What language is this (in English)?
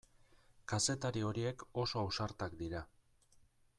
Basque